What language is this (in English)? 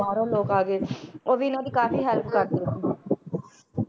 Punjabi